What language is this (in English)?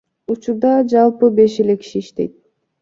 Kyrgyz